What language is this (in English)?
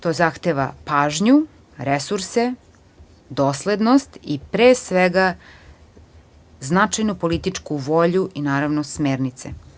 Serbian